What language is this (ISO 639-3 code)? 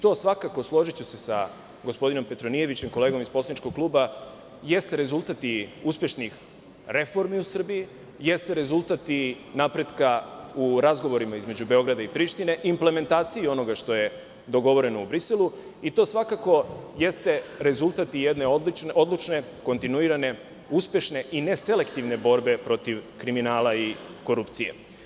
srp